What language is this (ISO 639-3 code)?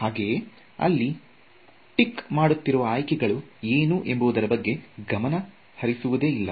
kan